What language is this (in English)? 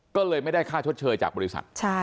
Thai